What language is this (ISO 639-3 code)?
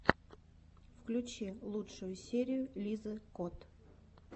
rus